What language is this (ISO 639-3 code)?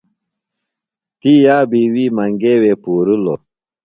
phl